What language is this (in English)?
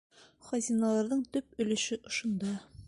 Bashkir